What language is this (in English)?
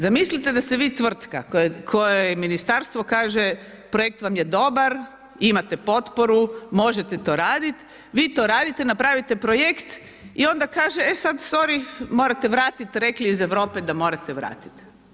Croatian